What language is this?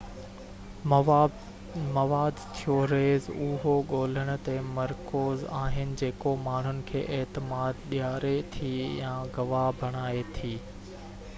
Sindhi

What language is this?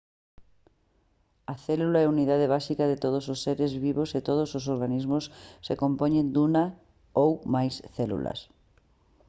Galician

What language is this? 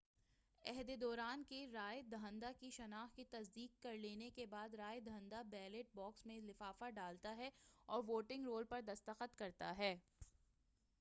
Urdu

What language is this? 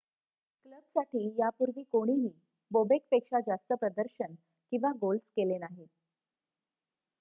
Marathi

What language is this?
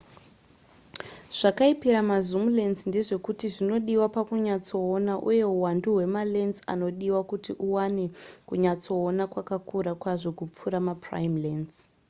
Shona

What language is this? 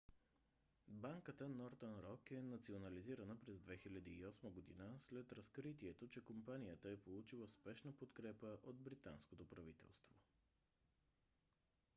Bulgarian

